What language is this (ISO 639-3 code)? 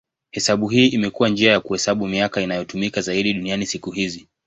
swa